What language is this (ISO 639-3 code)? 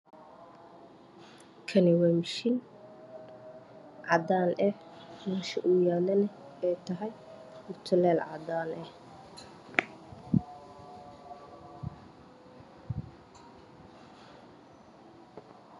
som